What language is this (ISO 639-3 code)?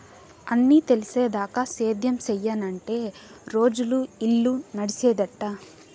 tel